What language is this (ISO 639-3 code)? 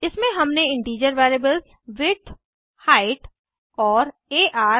hin